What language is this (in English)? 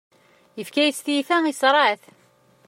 Kabyle